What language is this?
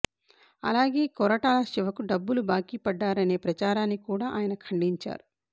Telugu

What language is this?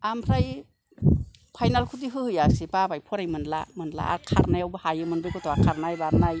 Bodo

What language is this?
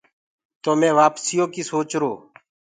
Gurgula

